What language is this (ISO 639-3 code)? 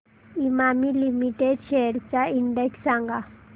mar